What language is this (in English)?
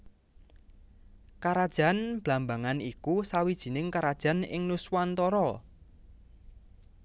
Javanese